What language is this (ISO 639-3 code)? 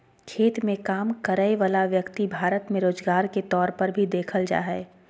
mag